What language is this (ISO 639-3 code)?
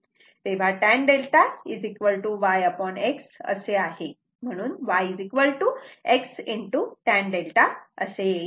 mar